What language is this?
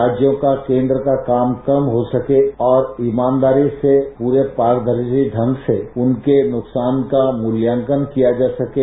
Hindi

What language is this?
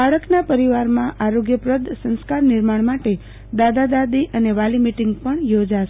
Gujarati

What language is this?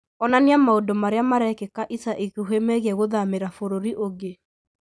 Kikuyu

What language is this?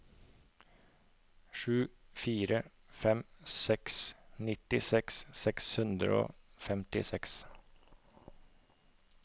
Norwegian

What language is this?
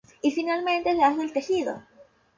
Spanish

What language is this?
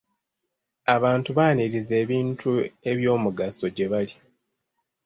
Ganda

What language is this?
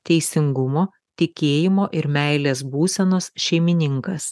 Lithuanian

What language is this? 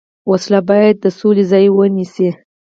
Pashto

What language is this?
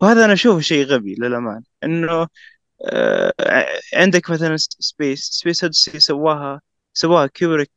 Arabic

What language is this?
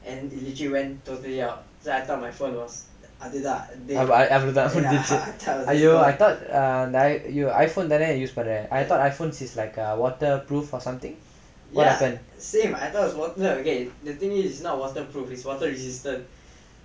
English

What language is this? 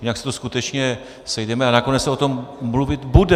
Czech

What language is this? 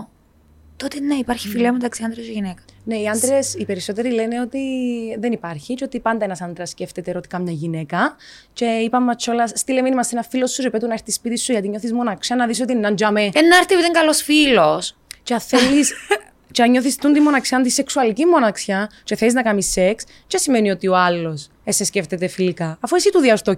Greek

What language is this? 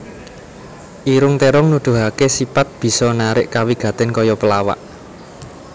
Javanese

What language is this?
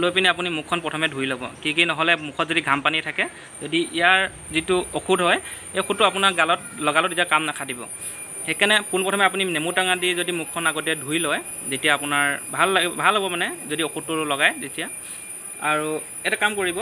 Indonesian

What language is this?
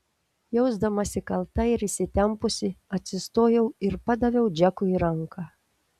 Lithuanian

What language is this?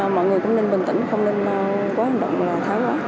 Vietnamese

